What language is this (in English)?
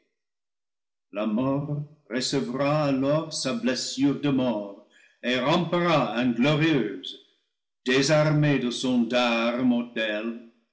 French